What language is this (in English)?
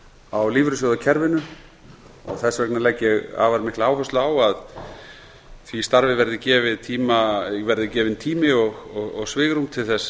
Icelandic